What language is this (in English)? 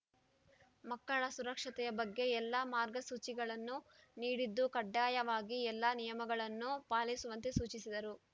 Kannada